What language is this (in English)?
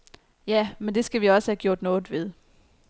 Danish